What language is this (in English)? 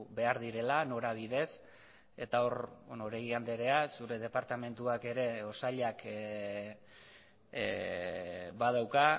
Basque